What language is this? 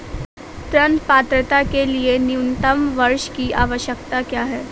Hindi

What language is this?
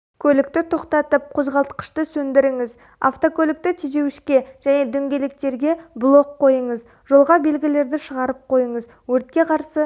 Kazakh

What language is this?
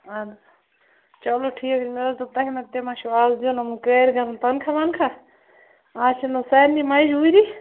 Kashmiri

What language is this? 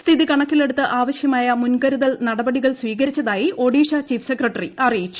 Malayalam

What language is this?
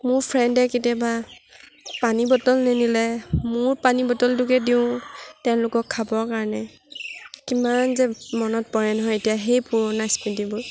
Assamese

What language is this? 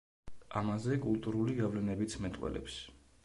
Georgian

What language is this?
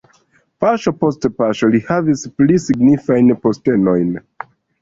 Esperanto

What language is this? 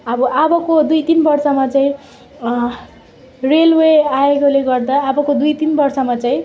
Nepali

